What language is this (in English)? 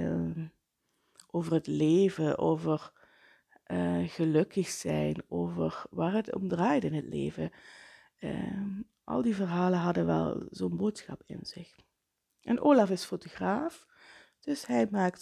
Dutch